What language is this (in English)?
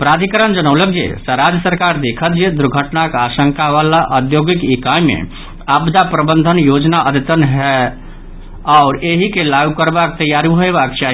Maithili